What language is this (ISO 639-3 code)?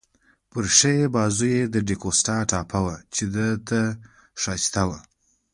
pus